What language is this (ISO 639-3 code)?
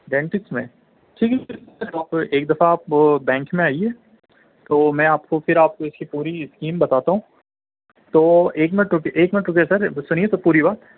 urd